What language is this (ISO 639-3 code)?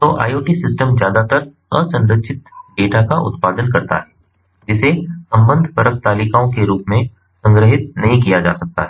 hin